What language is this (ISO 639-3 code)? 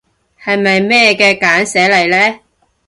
yue